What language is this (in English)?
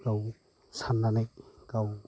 Bodo